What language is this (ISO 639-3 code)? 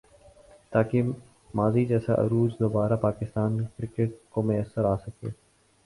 urd